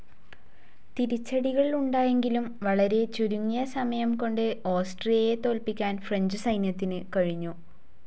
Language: Malayalam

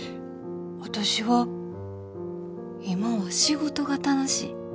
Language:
Japanese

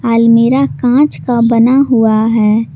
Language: Hindi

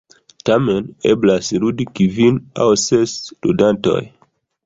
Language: Esperanto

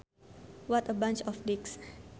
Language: Sundanese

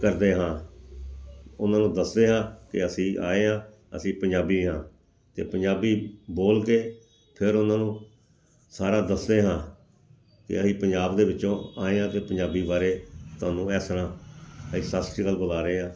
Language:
Punjabi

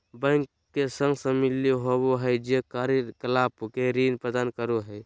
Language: Magahi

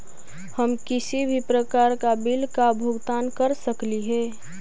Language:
Magahi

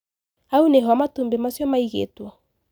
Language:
Kikuyu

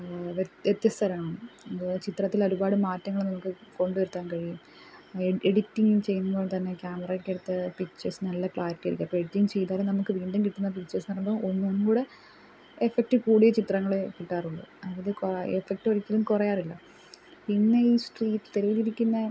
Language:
Malayalam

